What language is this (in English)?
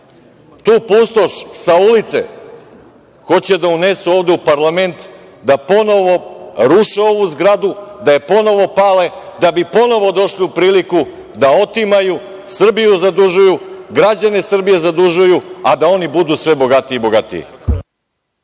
Serbian